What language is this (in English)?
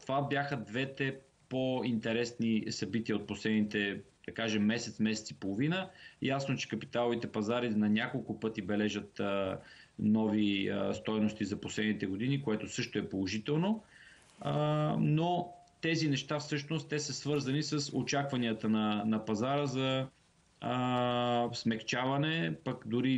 Bulgarian